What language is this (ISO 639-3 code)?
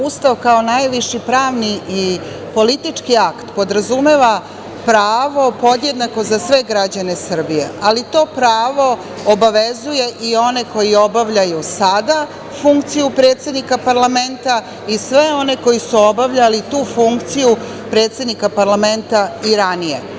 srp